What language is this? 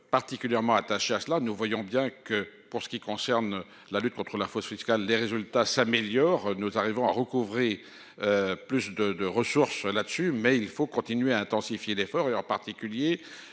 French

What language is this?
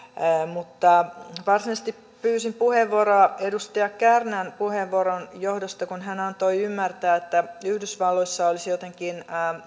Finnish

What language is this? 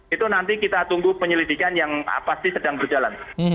Indonesian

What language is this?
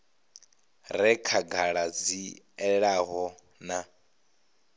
Venda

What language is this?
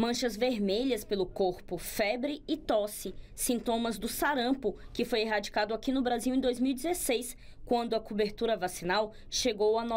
Portuguese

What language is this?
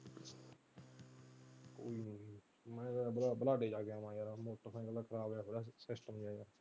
Punjabi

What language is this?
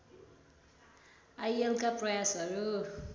Nepali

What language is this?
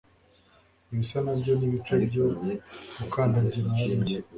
Kinyarwanda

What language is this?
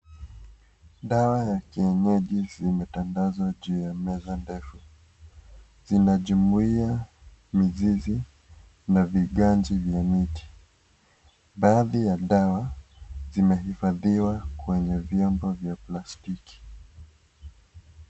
Swahili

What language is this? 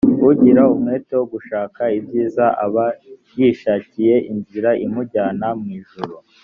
Kinyarwanda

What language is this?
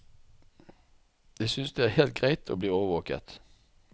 Norwegian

